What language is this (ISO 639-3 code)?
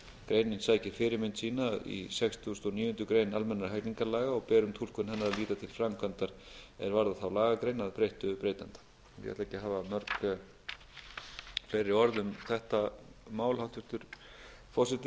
isl